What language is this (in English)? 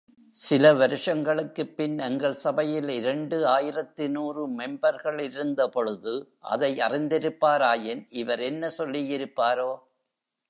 Tamil